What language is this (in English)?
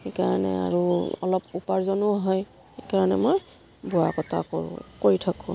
Assamese